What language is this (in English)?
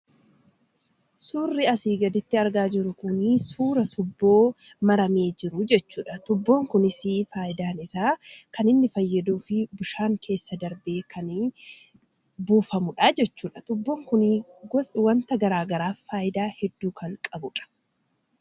Oromo